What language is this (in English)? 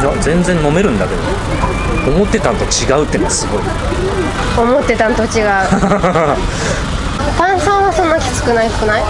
Japanese